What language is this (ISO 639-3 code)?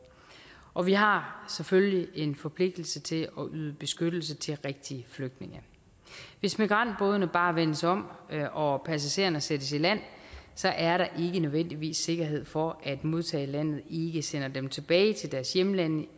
dan